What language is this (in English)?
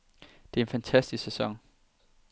Danish